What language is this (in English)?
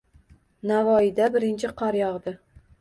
Uzbek